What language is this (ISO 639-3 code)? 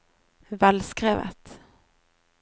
nor